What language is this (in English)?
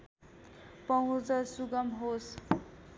Nepali